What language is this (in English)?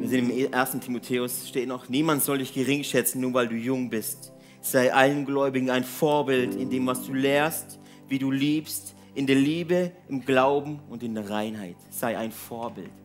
German